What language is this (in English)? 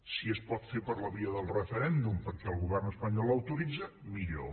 Catalan